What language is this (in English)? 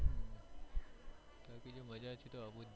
Gujarati